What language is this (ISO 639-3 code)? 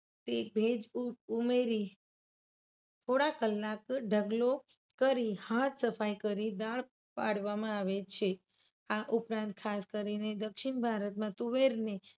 guj